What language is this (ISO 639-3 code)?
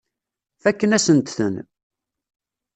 kab